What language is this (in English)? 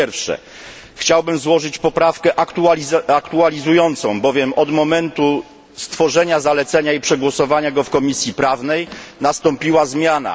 Polish